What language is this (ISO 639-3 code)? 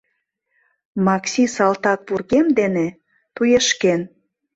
chm